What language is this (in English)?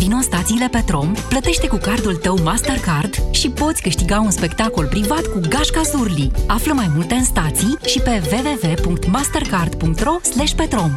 Romanian